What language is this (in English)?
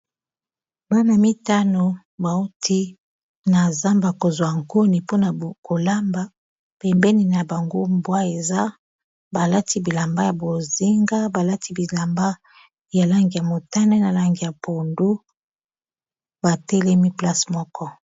Lingala